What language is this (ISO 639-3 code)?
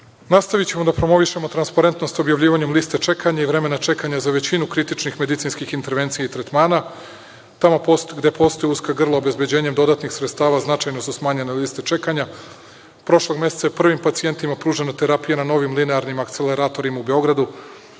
srp